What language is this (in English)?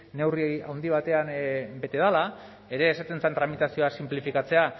Basque